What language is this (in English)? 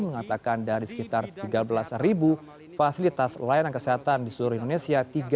Indonesian